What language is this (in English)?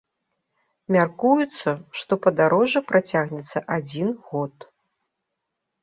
Belarusian